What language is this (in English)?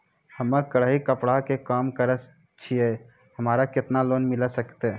Maithili